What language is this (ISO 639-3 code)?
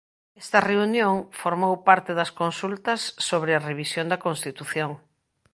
glg